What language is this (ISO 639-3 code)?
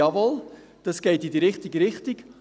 gsw